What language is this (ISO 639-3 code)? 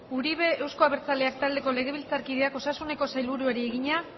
eus